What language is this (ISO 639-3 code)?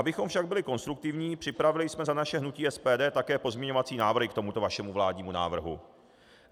ces